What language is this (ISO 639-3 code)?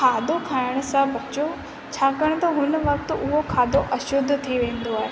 snd